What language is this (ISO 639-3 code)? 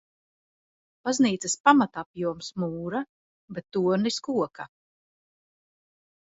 lav